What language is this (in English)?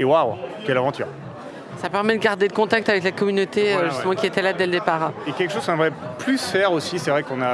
French